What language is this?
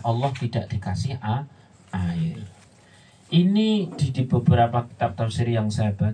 Indonesian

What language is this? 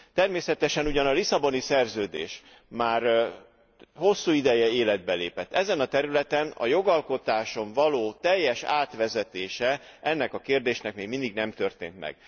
Hungarian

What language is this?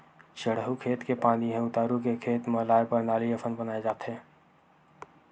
Chhattisgarhi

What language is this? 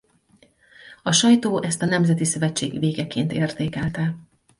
Hungarian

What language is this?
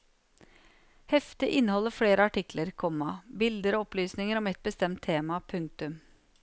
Norwegian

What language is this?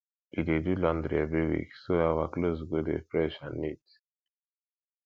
Nigerian Pidgin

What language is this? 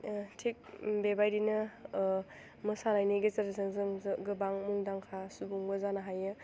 Bodo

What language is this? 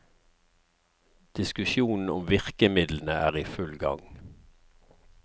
Norwegian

